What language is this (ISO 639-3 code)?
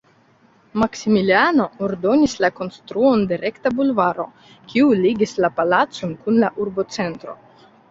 epo